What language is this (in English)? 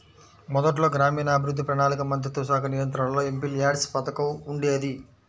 Telugu